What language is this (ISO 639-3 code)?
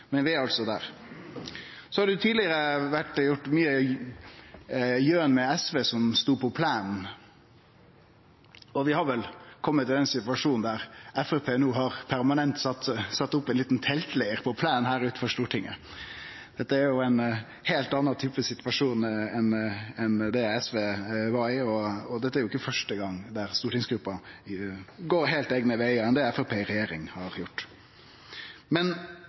nno